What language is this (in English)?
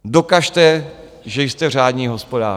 Czech